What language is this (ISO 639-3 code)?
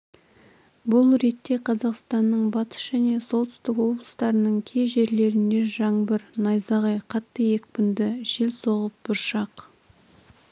kaz